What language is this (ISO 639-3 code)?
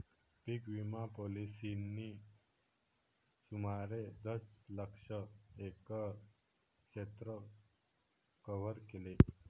mar